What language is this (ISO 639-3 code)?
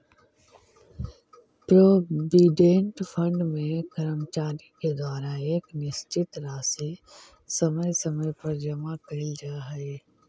mag